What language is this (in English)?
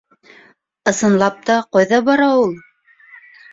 Bashkir